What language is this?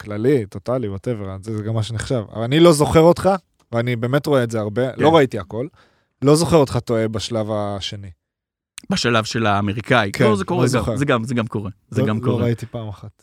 Hebrew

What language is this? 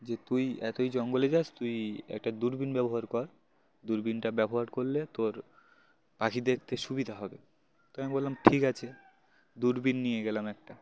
Bangla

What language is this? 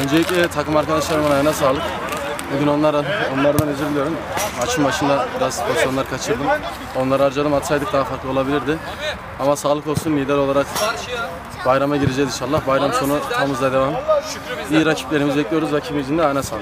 Turkish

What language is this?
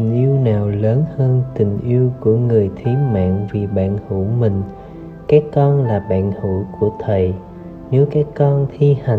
Vietnamese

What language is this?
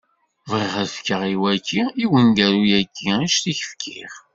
Kabyle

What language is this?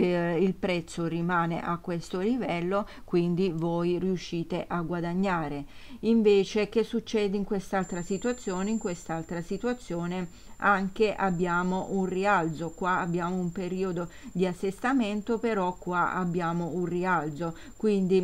Italian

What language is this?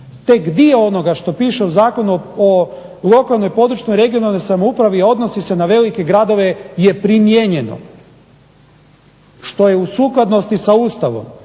Croatian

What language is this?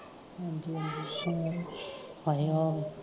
Punjabi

